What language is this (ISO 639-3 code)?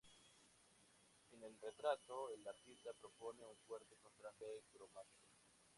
spa